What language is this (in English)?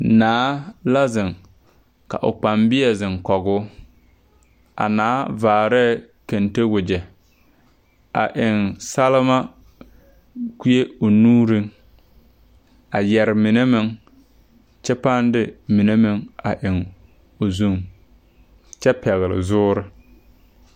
Southern Dagaare